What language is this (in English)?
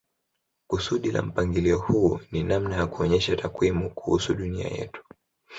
Swahili